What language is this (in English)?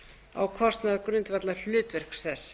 Icelandic